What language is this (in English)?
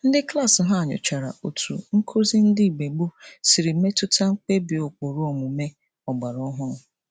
Igbo